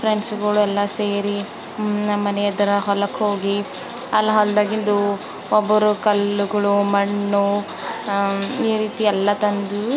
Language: Kannada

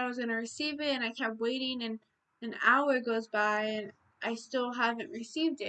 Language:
English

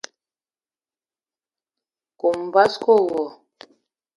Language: Eton (Cameroon)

